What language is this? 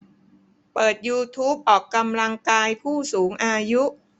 Thai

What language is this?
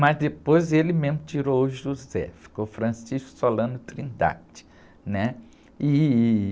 Portuguese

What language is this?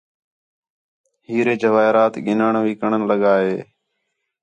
Khetrani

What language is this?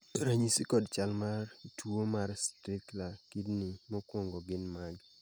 Luo (Kenya and Tanzania)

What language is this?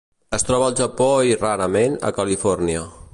Catalan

